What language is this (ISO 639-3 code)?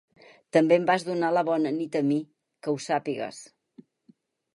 cat